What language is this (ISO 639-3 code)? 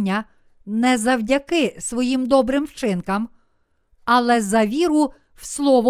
ukr